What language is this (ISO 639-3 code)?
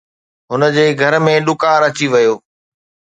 snd